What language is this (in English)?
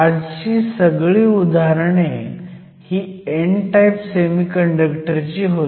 Marathi